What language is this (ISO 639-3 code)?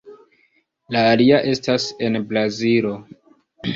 epo